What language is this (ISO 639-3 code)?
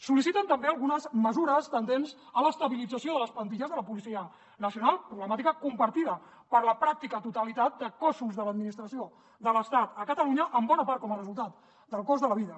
cat